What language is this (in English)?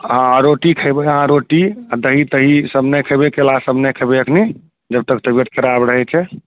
Maithili